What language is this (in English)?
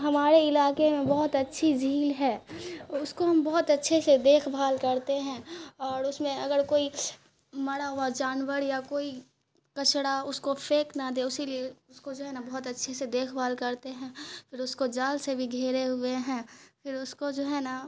Urdu